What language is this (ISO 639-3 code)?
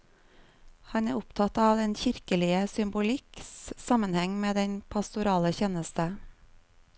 nor